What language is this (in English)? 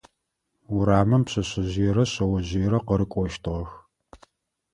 Adyghe